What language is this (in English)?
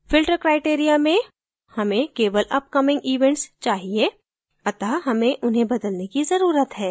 Hindi